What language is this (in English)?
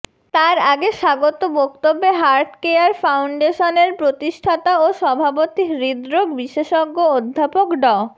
Bangla